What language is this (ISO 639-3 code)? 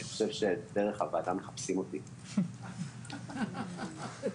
heb